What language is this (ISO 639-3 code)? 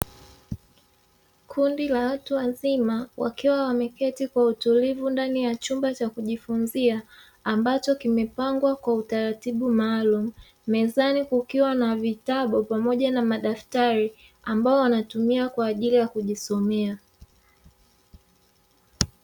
swa